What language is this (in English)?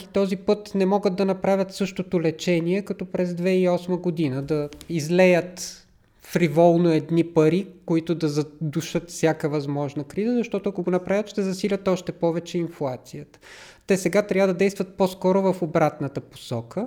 Bulgarian